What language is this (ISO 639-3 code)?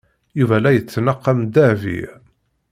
kab